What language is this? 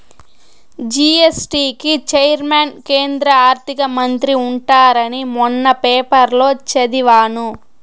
Telugu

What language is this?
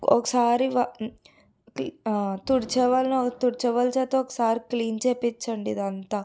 Telugu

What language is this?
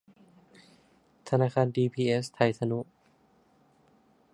Thai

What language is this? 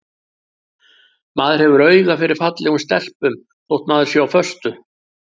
Icelandic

